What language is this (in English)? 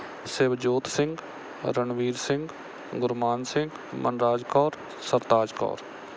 Punjabi